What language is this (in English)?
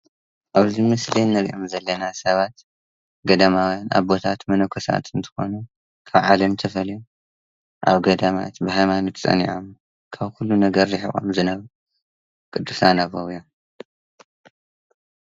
Tigrinya